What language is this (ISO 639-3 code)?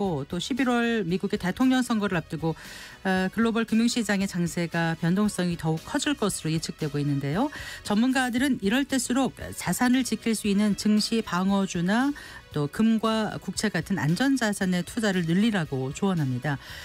kor